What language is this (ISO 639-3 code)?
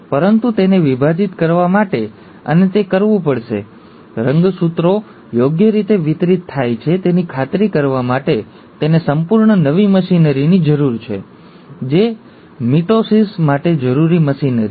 guj